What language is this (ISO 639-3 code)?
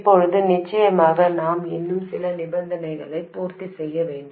tam